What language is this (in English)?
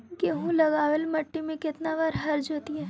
Magahi